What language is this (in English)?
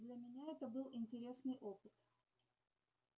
Russian